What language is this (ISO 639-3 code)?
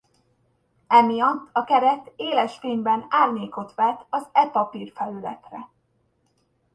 hun